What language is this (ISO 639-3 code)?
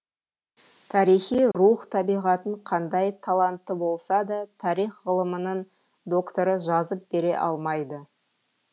kaz